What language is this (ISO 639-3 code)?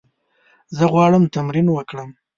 pus